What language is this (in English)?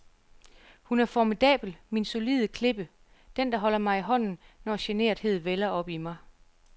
Danish